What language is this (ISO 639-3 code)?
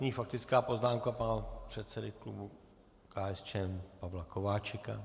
ces